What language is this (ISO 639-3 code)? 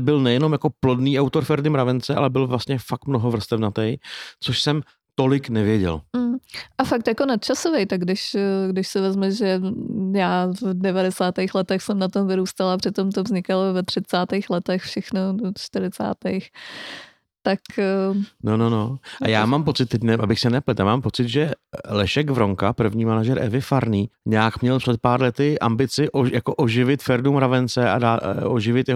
ces